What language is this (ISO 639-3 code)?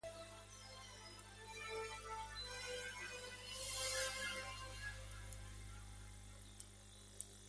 spa